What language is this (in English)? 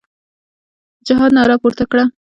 Pashto